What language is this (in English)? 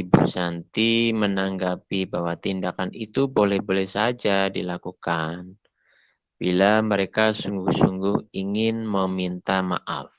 Indonesian